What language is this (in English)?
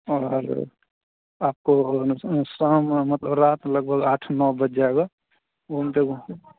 Hindi